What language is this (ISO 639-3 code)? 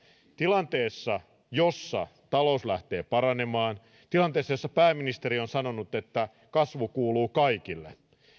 fin